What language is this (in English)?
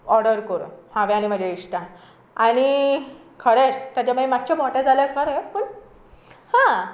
Konkani